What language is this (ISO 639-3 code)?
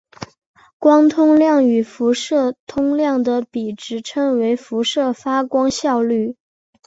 zho